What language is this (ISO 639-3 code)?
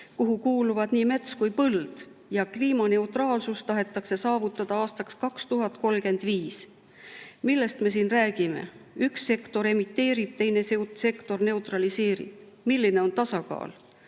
est